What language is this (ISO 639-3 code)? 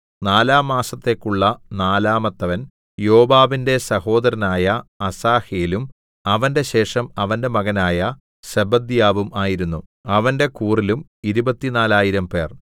mal